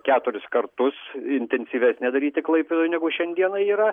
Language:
Lithuanian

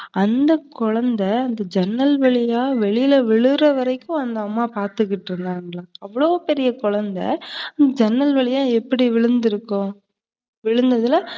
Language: Tamil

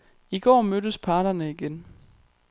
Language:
Danish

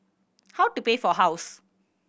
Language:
English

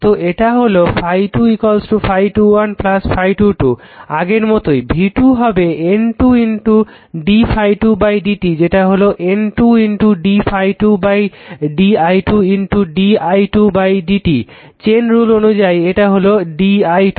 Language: Bangla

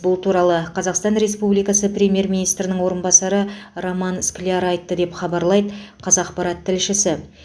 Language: Kazakh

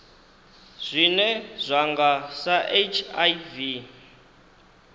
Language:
Venda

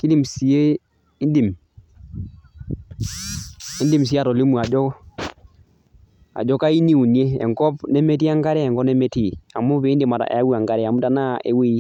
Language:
Masai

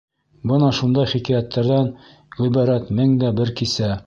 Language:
Bashkir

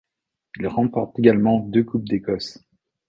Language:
French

